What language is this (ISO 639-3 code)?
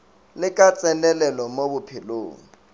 nso